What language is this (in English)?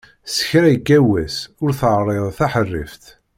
Kabyle